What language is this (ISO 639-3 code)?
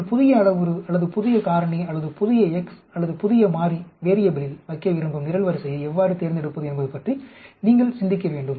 tam